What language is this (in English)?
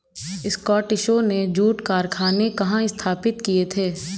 Hindi